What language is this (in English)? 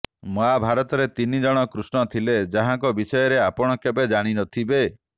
Odia